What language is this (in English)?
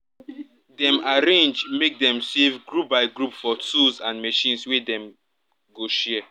Nigerian Pidgin